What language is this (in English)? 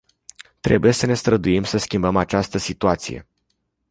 Romanian